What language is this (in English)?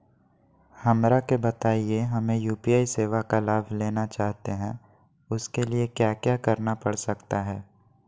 Magahi